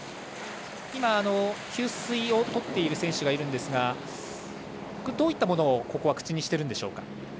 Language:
Japanese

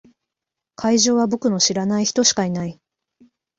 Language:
Japanese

